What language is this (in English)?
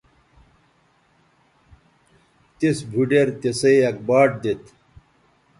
Bateri